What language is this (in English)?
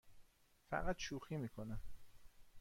Persian